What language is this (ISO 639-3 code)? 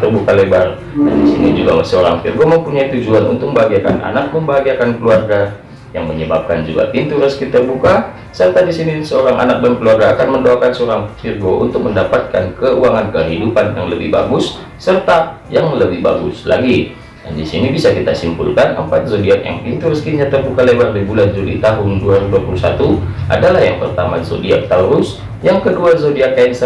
ind